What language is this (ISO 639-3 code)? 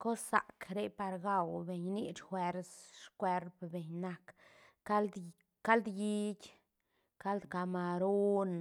ztn